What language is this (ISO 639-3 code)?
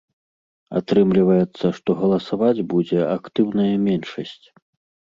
bel